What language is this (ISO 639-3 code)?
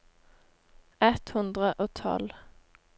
nor